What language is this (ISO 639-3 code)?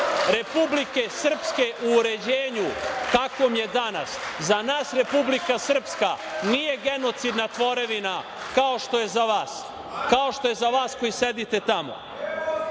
srp